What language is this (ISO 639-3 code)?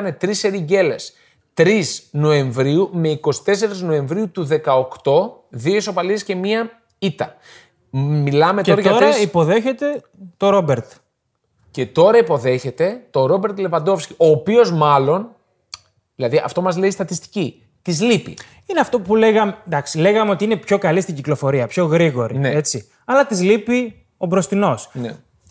ell